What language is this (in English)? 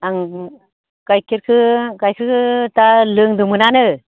Bodo